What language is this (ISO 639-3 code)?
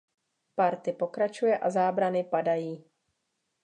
ces